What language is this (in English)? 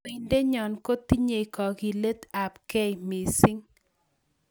Kalenjin